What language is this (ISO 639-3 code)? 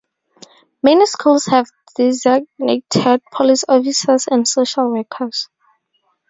eng